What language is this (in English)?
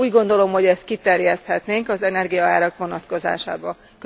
Hungarian